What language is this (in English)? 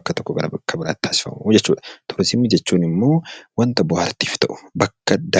Oromo